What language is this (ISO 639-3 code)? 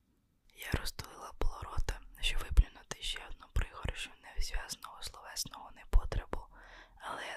ukr